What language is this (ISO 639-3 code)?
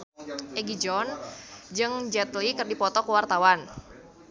sun